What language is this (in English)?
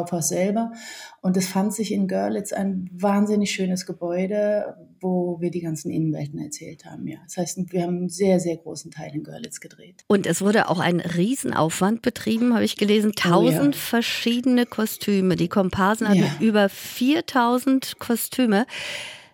German